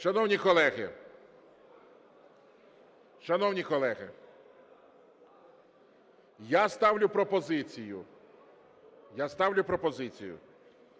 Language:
Ukrainian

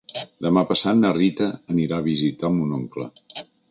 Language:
Catalan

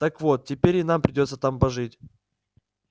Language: Russian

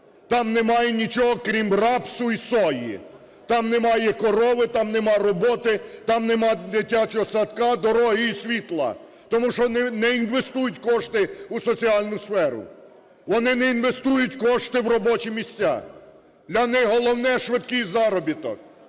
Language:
Ukrainian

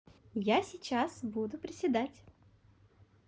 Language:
Russian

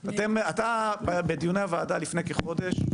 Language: Hebrew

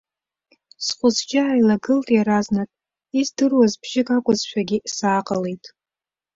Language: Abkhazian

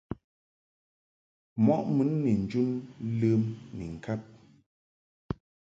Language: Mungaka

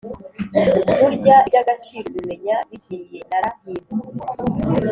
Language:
Kinyarwanda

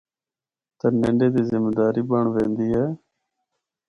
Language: Northern Hindko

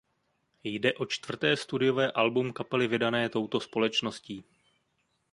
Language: Czech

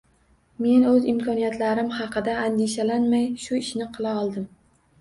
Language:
Uzbek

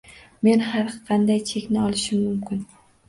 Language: Uzbek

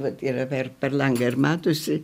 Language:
Lithuanian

